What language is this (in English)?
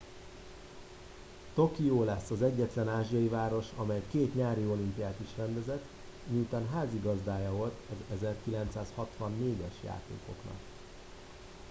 Hungarian